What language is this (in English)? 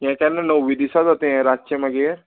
Konkani